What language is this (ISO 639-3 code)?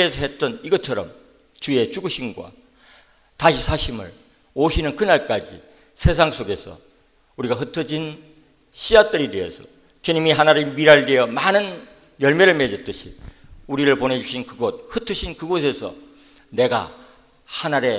kor